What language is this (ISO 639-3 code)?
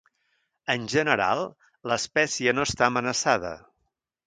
cat